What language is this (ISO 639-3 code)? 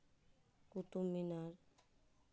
sat